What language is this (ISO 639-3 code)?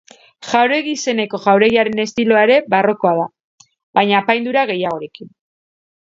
eus